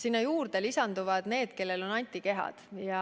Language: Estonian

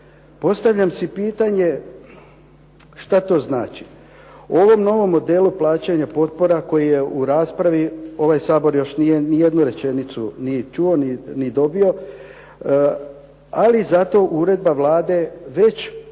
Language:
Croatian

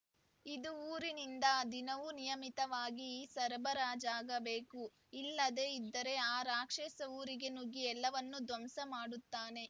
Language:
Kannada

